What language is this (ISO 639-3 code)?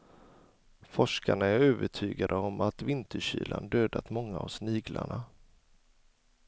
swe